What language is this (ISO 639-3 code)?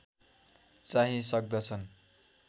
nep